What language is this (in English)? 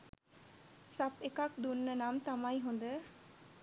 Sinhala